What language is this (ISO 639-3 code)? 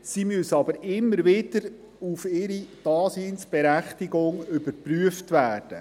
gsw